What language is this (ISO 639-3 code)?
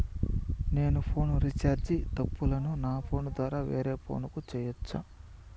tel